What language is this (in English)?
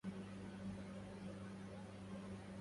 Arabic